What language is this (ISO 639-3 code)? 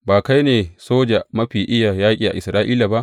hau